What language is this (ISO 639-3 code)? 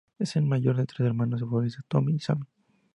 spa